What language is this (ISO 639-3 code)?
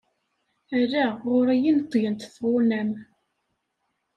kab